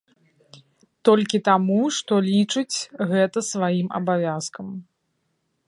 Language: Belarusian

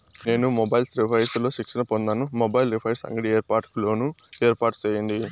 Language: Telugu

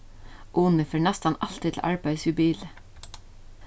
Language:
Faroese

